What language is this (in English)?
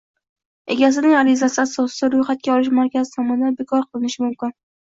Uzbek